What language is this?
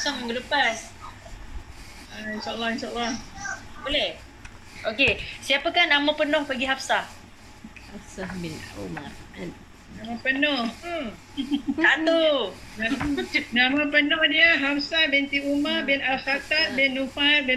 Malay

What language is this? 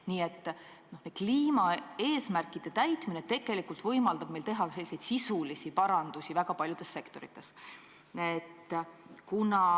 Estonian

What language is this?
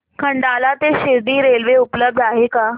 Marathi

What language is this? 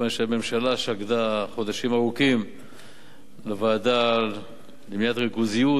Hebrew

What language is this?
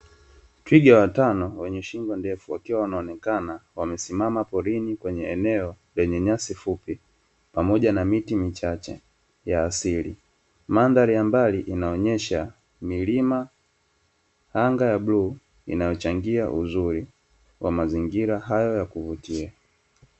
Swahili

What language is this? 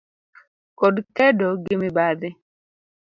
Luo (Kenya and Tanzania)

